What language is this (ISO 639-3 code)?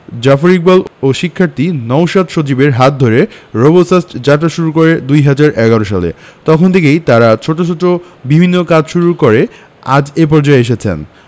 ben